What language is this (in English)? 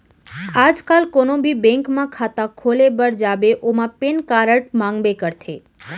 Chhattisgarhi